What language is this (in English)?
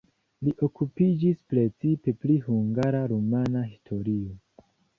Esperanto